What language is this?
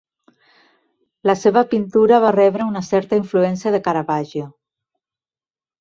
Catalan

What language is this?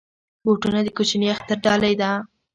Pashto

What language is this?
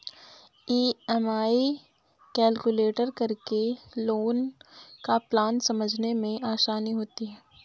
Hindi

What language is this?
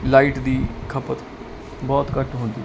Punjabi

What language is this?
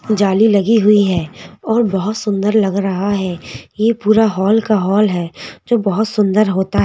Hindi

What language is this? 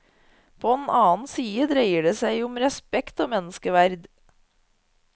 Norwegian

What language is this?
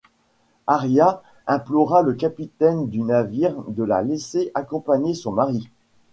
French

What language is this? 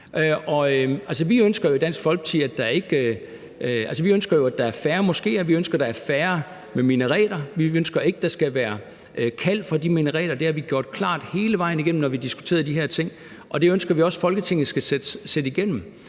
Danish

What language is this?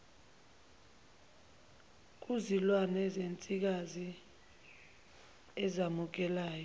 Zulu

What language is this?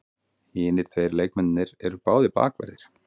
Icelandic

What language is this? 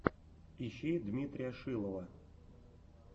Russian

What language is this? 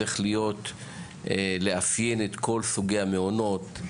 Hebrew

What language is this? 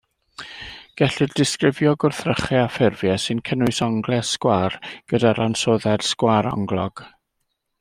Welsh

